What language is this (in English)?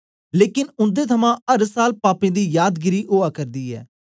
Dogri